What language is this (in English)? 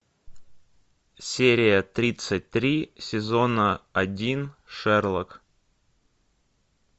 Russian